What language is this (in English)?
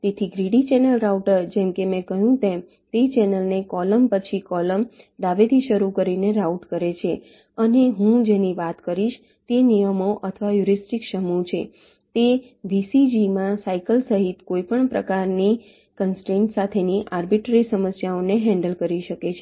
Gujarati